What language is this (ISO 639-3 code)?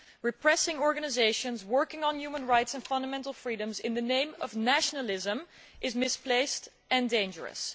eng